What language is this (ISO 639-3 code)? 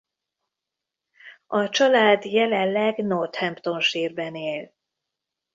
hun